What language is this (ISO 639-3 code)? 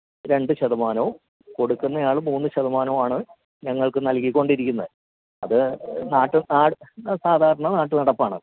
mal